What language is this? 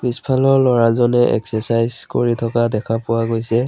Assamese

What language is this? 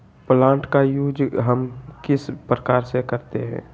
Magahi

